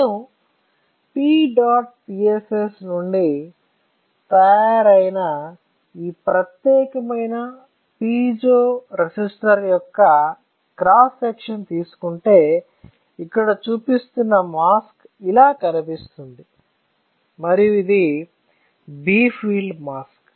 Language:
Telugu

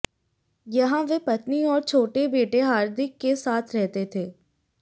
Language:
Hindi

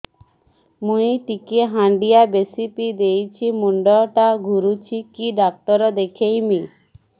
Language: Odia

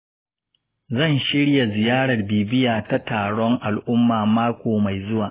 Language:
Hausa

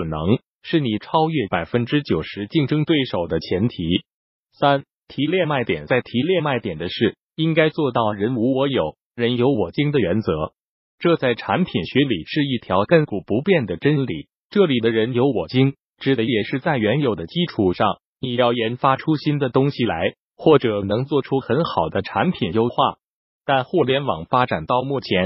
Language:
Chinese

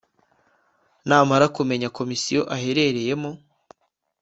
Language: Kinyarwanda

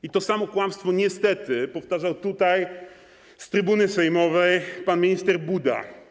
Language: Polish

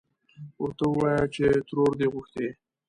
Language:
Pashto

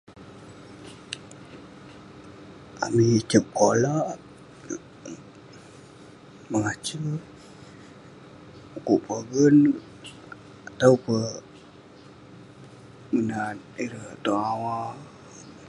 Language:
Western Penan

